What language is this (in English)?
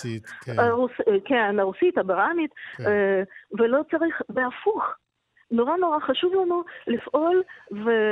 Hebrew